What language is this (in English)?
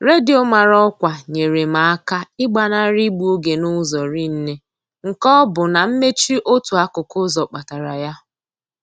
Igbo